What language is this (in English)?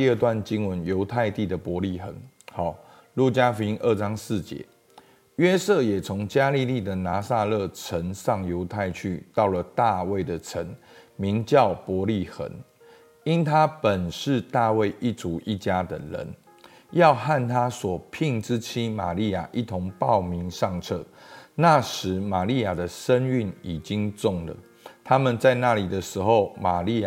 Chinese